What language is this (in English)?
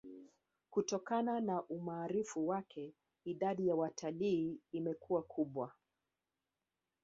Swahili